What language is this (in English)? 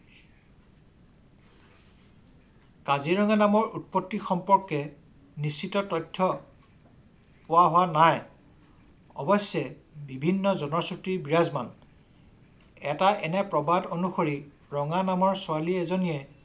Assamese